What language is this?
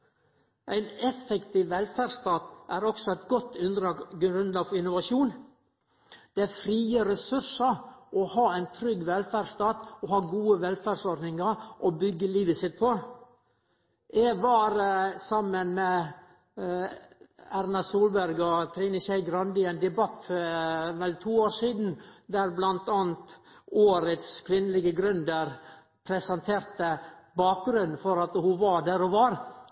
Norwegian Nynorsk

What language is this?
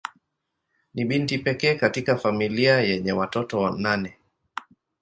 Swahili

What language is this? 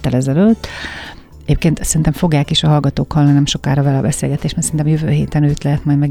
Hungarian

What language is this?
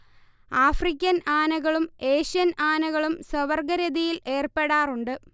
Malayalam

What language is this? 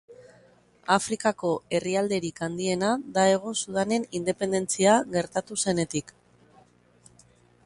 Basque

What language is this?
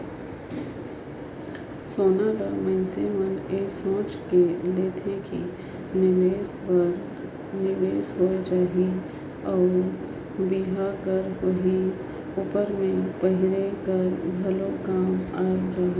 Chhattisgarhi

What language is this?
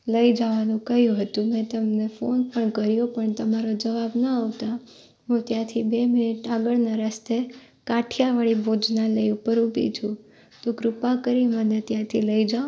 Gujarati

